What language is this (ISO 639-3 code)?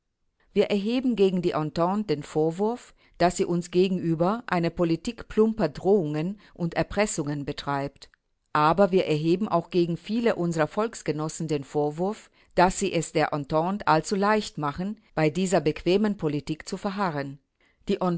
deu